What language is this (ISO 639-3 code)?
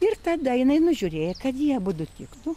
lit